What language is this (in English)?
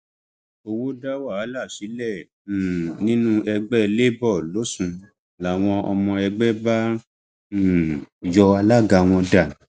Yoruba